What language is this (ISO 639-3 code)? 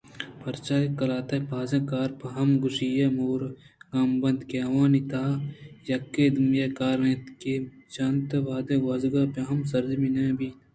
bgp